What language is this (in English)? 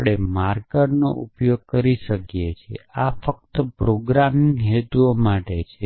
Gujarati